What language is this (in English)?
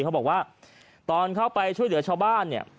Thai